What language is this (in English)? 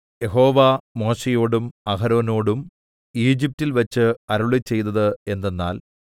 Malayalam